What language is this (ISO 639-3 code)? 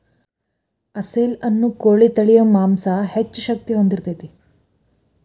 kan